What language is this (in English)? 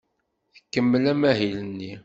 Kabyle